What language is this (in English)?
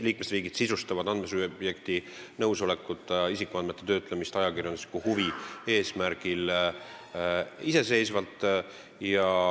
Estonian